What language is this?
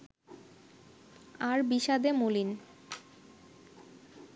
Bangla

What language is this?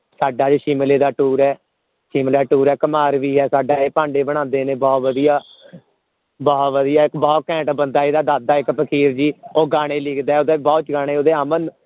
Punjabi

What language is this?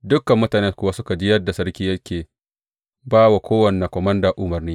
Hausa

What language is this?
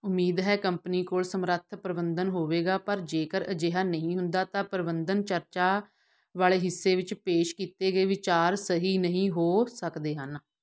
Punjabi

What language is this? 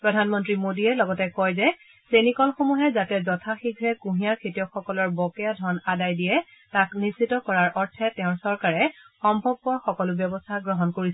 Assamese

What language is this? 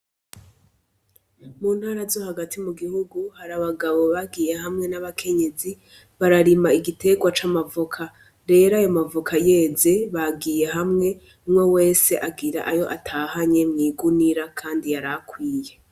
Rundi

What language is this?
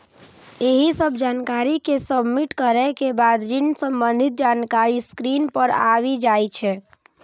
Maithili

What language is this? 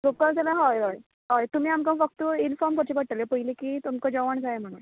Konkani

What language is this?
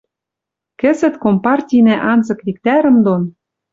Western Mari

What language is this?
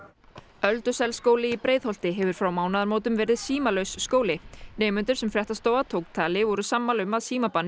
Icelandic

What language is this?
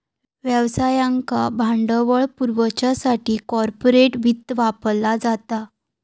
Marathi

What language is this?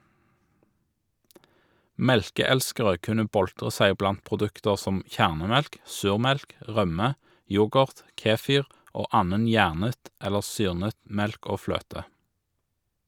Norwegian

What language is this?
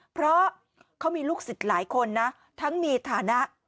Thai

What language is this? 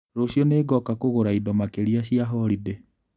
Kikuyu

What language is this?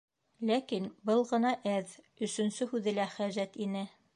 Bashkir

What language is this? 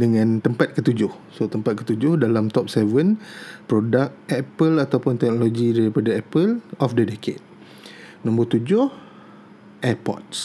Malay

